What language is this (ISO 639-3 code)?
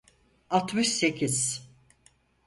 tur